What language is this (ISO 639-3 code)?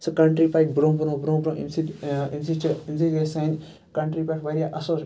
kas